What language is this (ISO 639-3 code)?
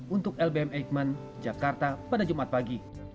ind